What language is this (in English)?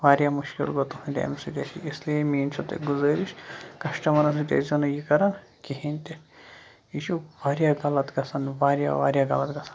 Kashmiri